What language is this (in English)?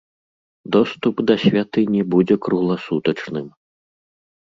Belarusian